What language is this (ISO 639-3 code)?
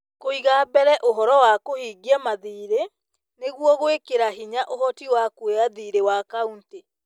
kik